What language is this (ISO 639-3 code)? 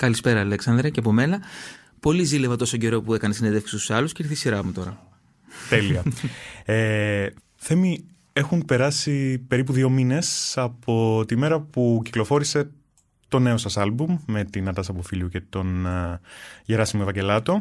ell